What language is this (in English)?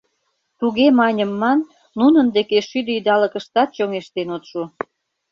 Mari